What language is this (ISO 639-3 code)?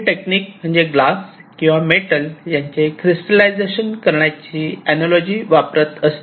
mar